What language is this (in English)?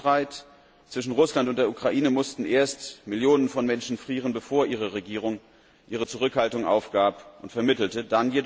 German